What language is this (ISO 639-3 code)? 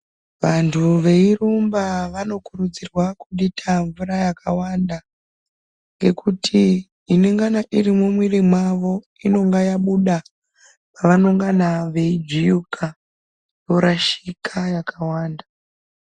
ndc